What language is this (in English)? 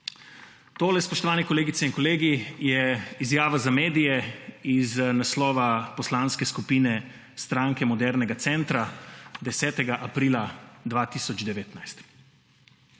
Slovenian